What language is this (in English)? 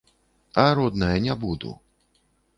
Belarusian